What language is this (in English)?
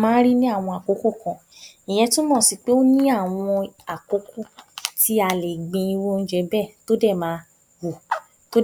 Yoruba